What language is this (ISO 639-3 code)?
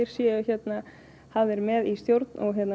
isl